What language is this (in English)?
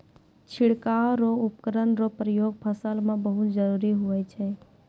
Maithili